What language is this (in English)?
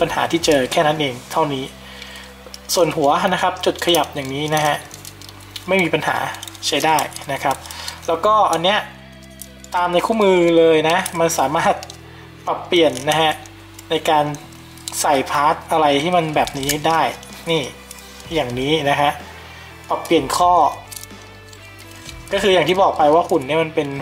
Thai